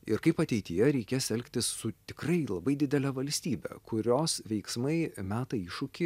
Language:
Lithuanian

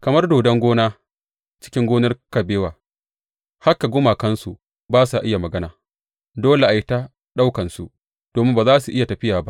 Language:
Hausa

